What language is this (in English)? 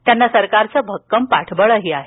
Marathi